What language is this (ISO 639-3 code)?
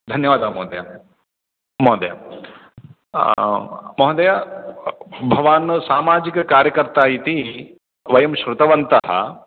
san